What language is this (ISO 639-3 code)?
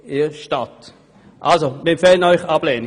gsw